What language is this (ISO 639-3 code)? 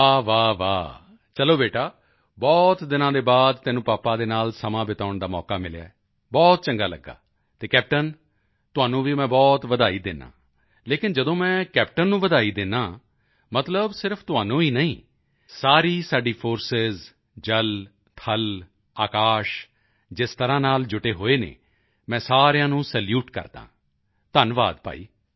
pan